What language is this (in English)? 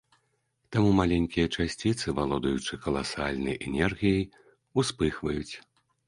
Belarusian